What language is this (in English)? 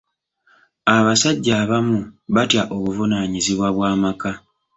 Ganda